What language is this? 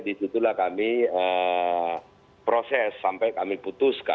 Indonesian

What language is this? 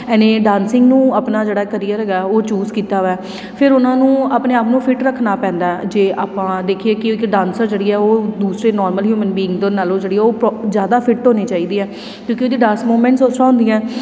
Punjabi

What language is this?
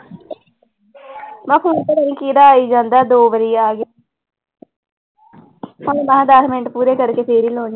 Punjabi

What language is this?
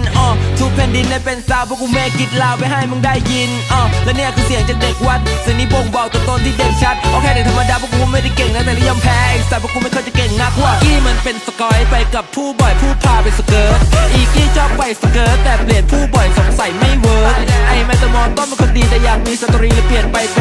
Thai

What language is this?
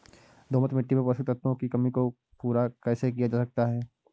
Hindi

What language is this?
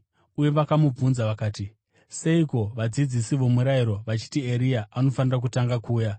Shona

